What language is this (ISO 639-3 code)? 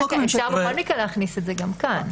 heb